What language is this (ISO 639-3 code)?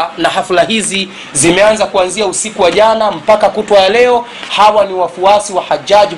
swa